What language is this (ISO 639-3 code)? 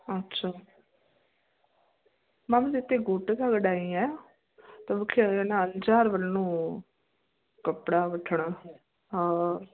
snd